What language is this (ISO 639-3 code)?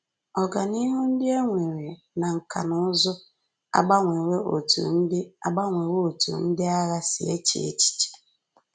ibo